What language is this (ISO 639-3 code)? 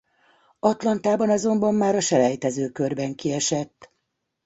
hun